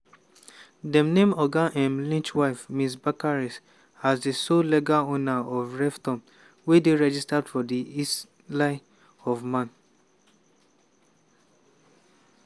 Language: Nigerian Pidgin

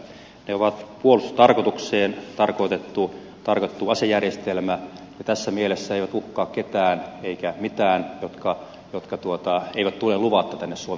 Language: Finnish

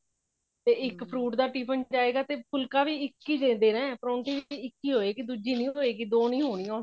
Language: Punjabi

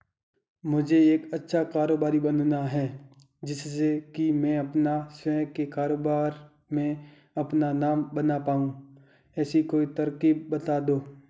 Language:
Hindi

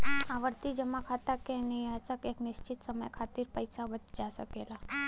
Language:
Bhojpuri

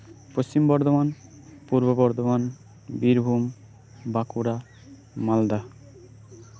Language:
Santali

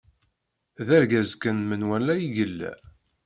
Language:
Kabyle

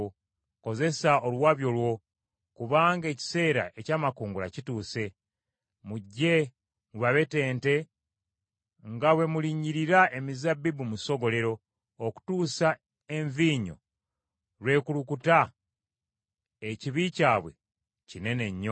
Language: Ganda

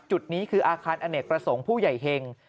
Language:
Thai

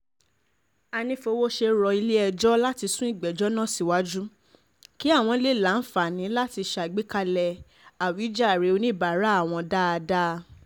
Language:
Yoruba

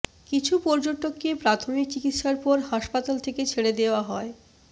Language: Bangla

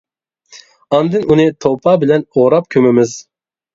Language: Uyghur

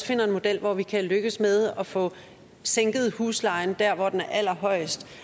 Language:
Danish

